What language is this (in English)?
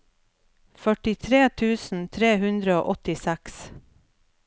Norwegian